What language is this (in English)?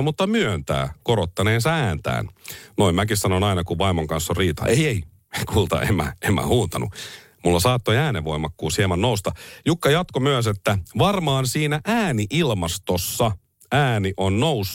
Finnish